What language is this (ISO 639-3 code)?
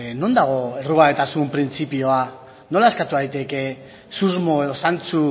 eus